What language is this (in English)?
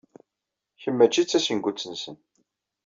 Kabyle